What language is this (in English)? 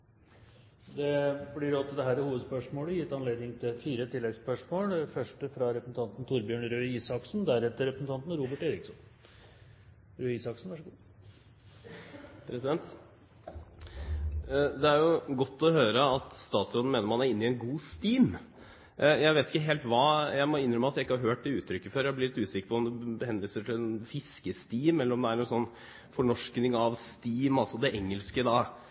Norwegian